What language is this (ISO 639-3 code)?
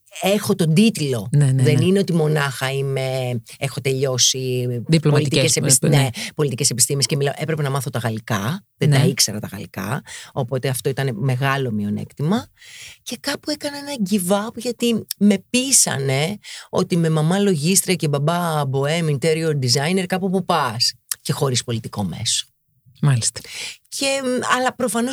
ell